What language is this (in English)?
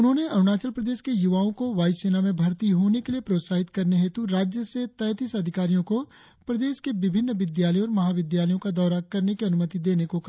Hindi